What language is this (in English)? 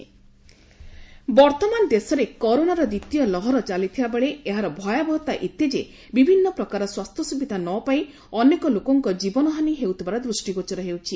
Odia